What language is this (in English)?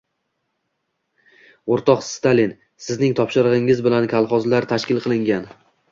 Uzbek